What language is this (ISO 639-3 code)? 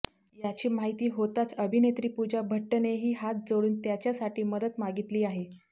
mar